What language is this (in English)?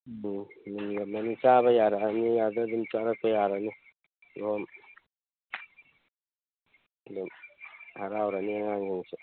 Manipuri